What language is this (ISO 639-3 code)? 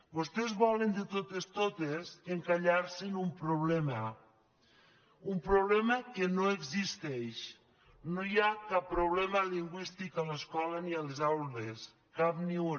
cat